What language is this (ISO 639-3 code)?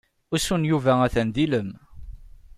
kab